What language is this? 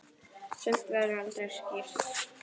Icelandic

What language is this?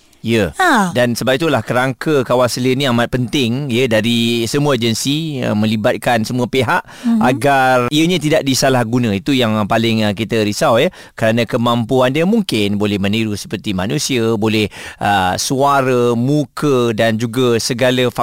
Malay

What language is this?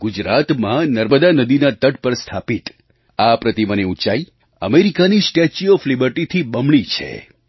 Gujarati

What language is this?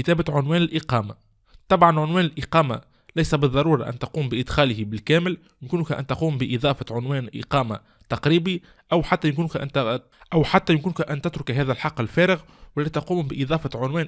Arabic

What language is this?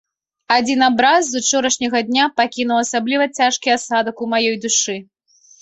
Belarusian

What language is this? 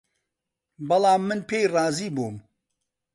Central Kurdish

